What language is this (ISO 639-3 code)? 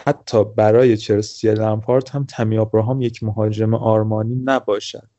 fas